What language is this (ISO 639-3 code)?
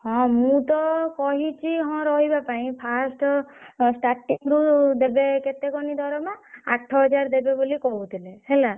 ori